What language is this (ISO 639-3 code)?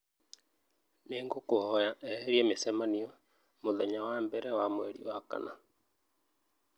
kik